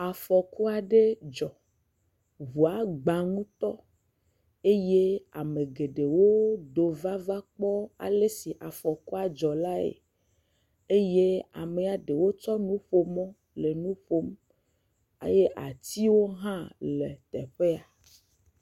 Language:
Ewe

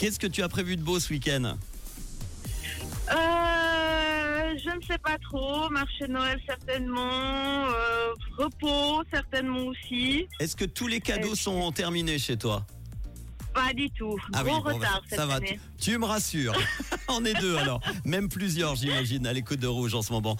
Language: French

